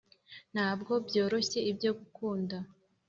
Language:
Kinyarwanda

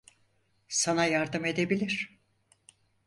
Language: Turkish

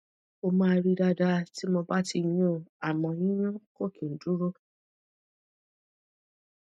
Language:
Yoruba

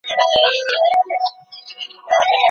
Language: Pashto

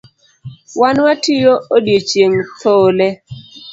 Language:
Luo (Kenya and Tanzania)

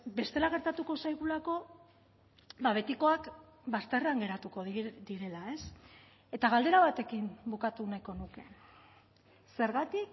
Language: Basque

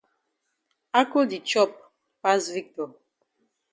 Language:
Cameroon Pidgin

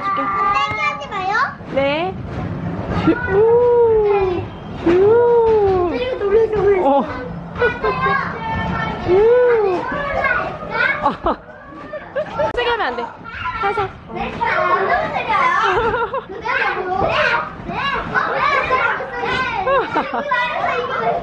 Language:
Korean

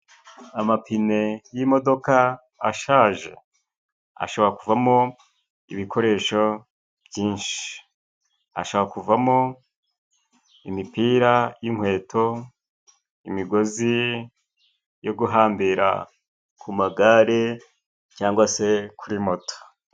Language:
Kinyarwanda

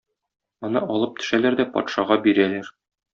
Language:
Tatar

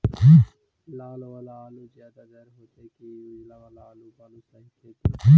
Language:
Magahi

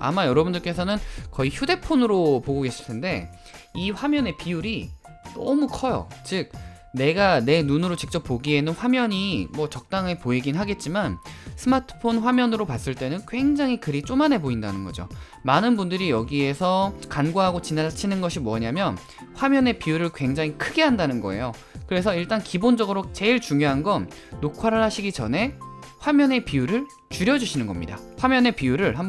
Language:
Korean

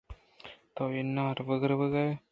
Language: Eastern Balochi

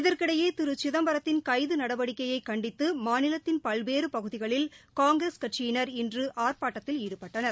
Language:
Tamil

